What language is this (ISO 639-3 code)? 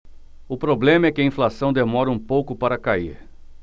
por